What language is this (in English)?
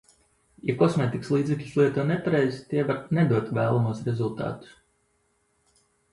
Latvian